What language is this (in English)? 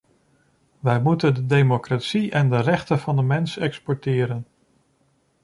Dutch